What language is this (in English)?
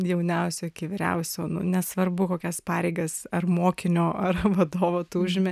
Lithuanian